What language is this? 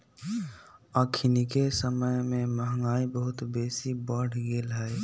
Magahi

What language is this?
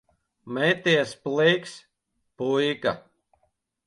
Latvian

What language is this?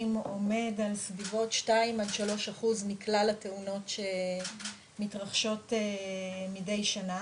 Hebrew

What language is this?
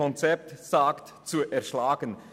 Swiss German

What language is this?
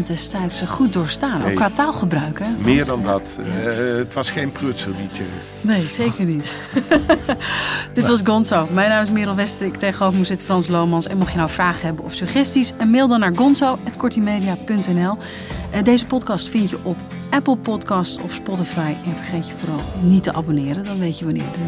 Dutch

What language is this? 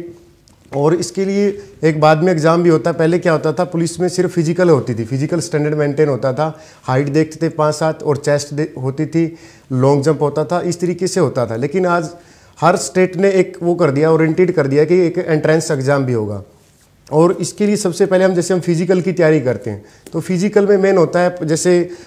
Hindi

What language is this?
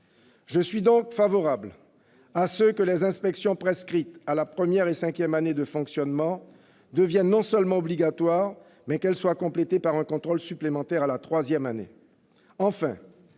French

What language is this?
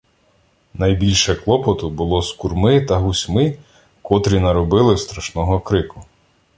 Ukrainian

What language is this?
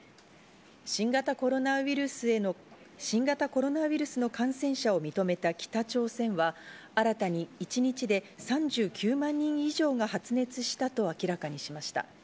Japanese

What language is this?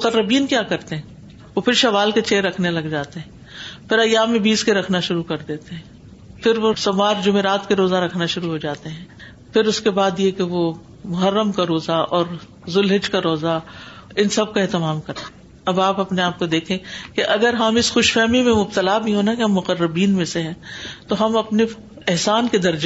Urdu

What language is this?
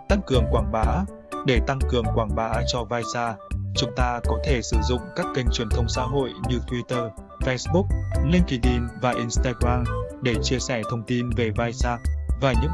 Vietnamese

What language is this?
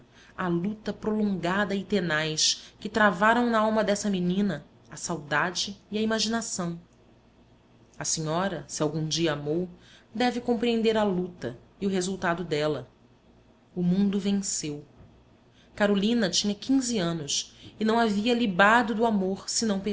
Portuguese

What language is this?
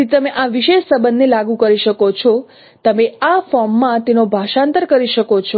Gujarati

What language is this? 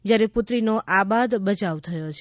Gujarati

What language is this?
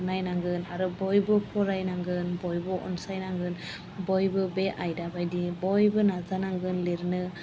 Bodo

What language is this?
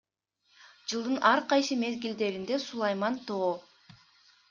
Kyrgyz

